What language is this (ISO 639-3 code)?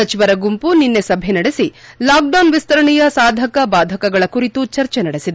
kan